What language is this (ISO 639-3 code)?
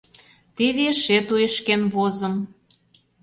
chm